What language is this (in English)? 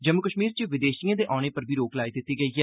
Dogri